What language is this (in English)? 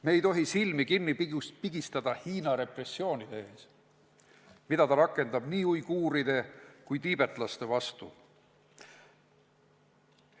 Estonian